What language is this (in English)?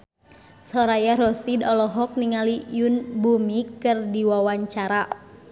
Sundanese